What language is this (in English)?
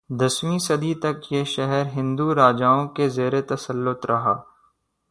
Urdu